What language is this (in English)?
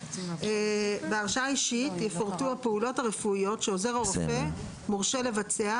Hebrew